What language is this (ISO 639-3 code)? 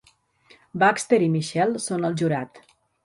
cat